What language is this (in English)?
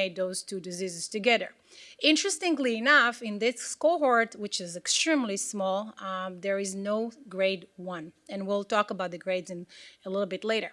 English